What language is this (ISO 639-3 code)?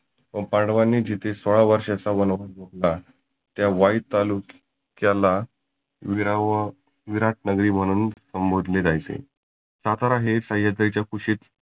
mar